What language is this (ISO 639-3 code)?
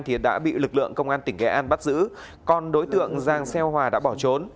vie